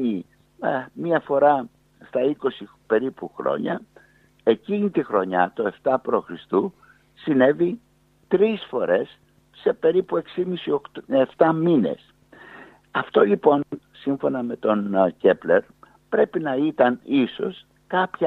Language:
Greek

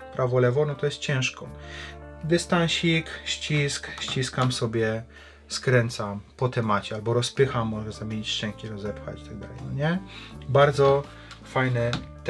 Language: Polish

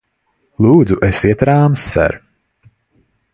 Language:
Latvian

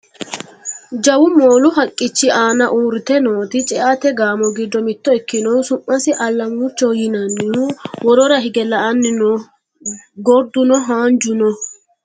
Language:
Sidamo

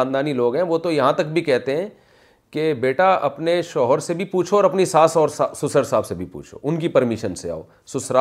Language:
Urdu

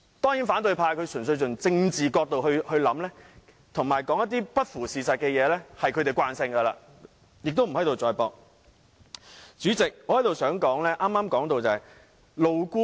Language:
Cantonese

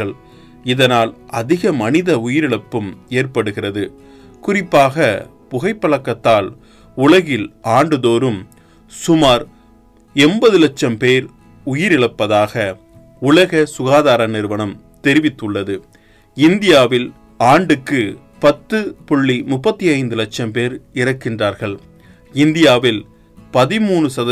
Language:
Tamil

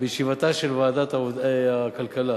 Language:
Hebrew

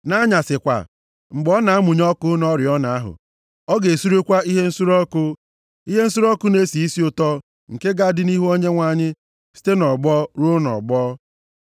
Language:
Igbo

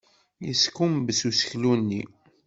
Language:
Kabyle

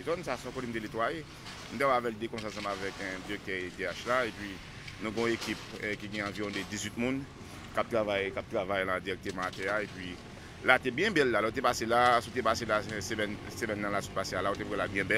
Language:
French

